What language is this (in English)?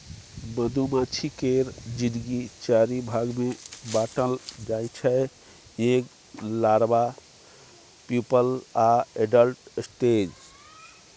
Maithili